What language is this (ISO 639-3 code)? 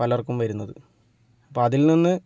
mal